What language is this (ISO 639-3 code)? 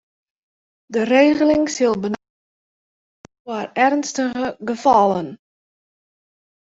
fry